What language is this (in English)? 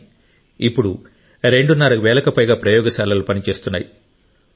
Telugu